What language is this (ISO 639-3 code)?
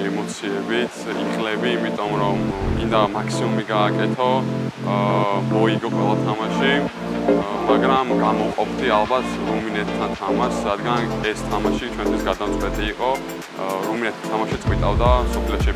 ron